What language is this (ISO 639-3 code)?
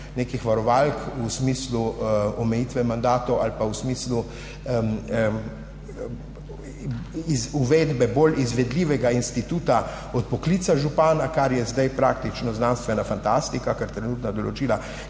slv